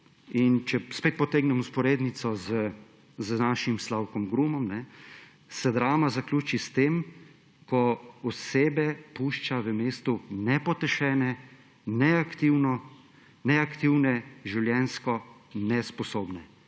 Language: Slovenian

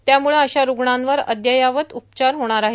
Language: Marathi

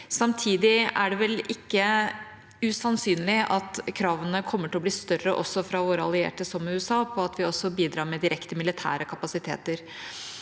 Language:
Norwegian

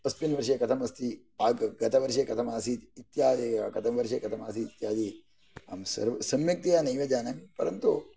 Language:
Sanskrit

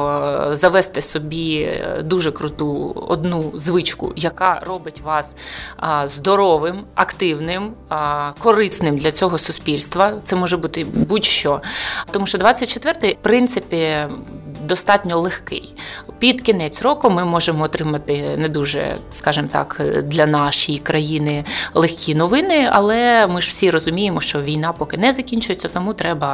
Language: Ukrainian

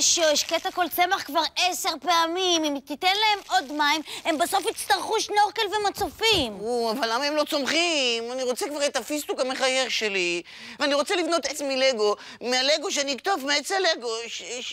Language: Hebrew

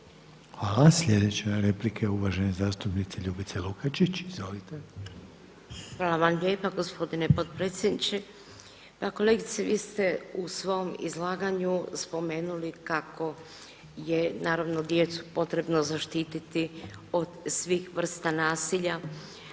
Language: Croatian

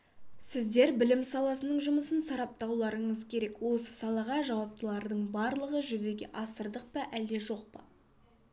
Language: Kazakh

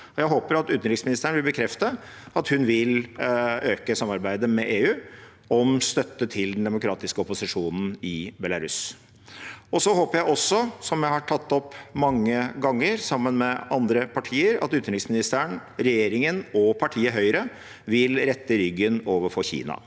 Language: Norwegian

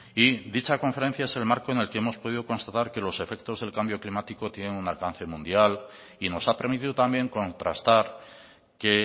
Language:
Spanish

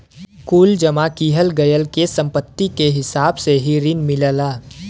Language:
Bhojpuri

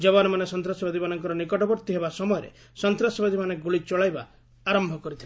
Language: Odia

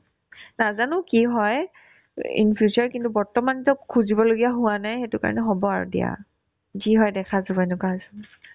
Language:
Assamese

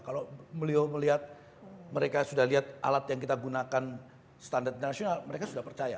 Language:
Indonesian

